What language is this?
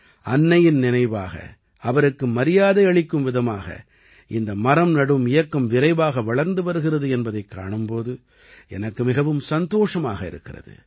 Tamil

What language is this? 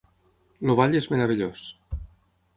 Catalan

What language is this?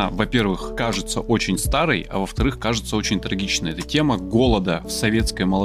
Russian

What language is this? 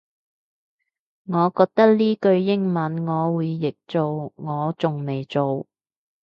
Cantonese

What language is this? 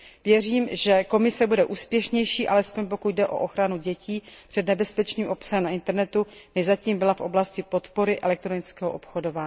Czech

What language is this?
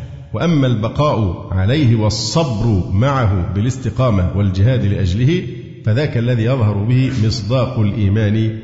Arabic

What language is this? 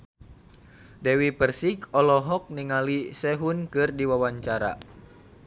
Sundanese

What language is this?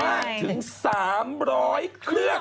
Thai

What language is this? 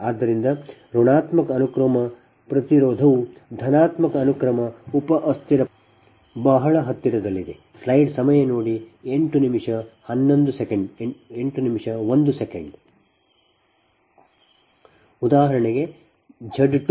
Kannada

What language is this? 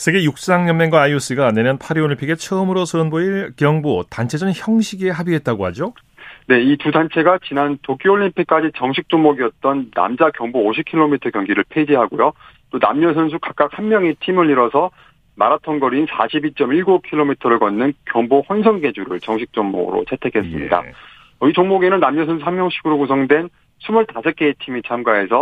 Korean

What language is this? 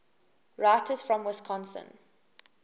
English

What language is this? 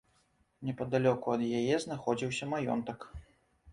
Belarusian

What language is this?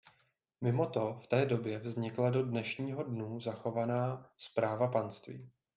Czech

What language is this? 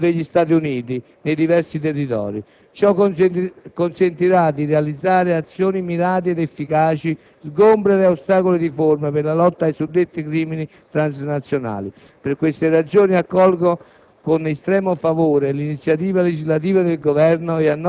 Italian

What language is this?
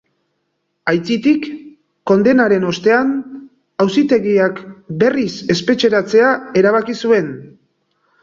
Basque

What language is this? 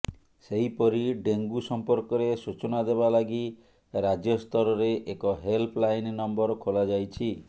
Odia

